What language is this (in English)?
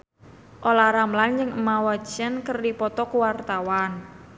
Sundanese